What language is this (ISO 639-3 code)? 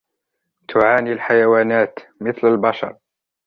ara